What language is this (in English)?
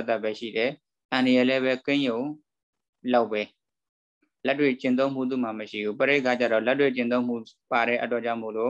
Indonesian